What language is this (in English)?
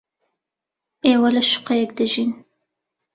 Central Kurdish